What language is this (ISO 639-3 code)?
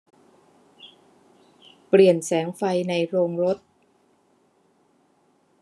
tha